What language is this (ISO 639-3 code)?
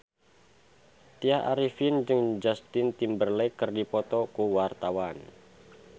sun